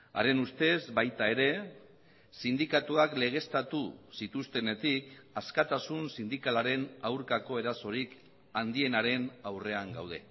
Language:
Basque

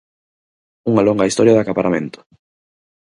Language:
Galician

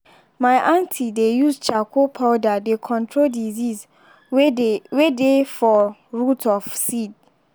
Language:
Nigerian Pidgin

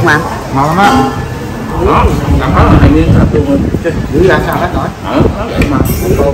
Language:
Vietnamese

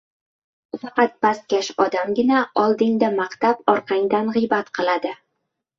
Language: Uzbek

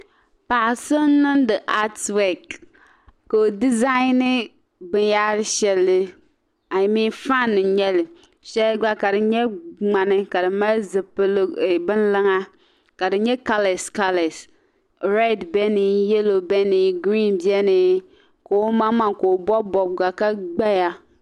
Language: Dagbani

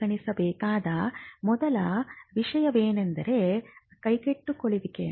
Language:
Kannada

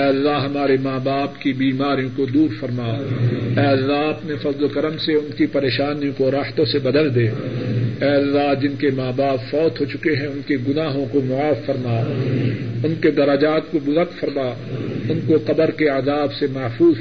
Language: Urdu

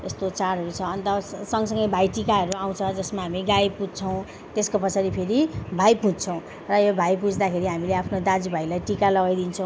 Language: Nepali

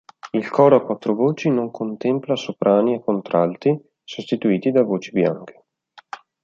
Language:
Italian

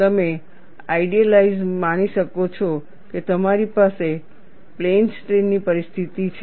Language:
Gujarati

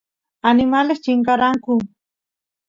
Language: Santiago del Estero Quichua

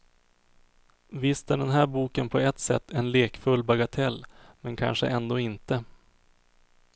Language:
Swedish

